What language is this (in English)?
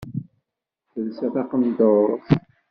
Kabyle